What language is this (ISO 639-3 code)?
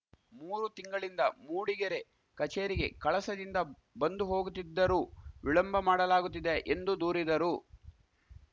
kan